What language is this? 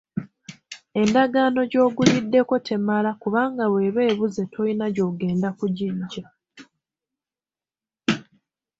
Ganda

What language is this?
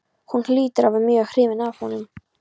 Icelandic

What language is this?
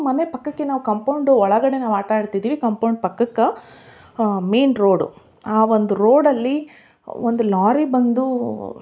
Kannada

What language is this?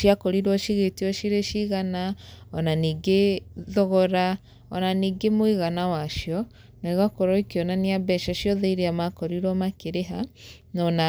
Kikuyu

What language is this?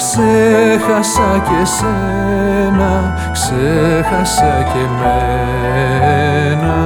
Greek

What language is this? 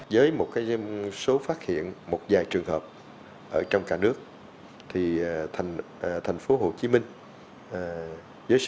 Vietnamese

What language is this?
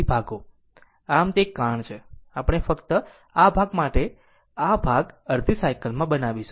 Gujarati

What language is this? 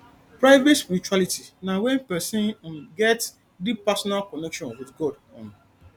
Nigerian Pidgin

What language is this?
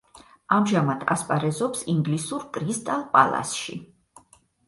Georgian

